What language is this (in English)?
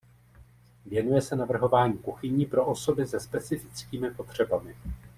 Czech